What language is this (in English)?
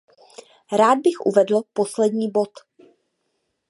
Czech